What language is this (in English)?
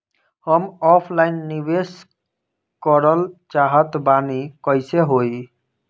Bhojpuri